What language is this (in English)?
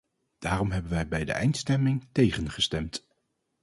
Dutch